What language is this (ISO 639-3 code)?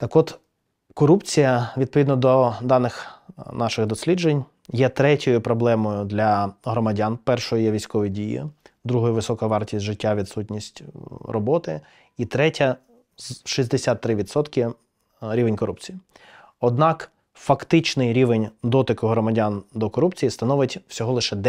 ukr